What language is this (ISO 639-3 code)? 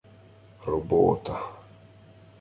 ukr